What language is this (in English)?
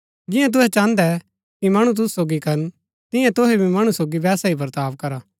Gaddi